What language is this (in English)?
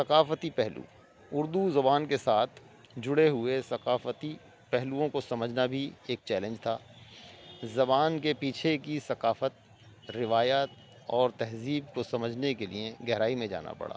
Urdu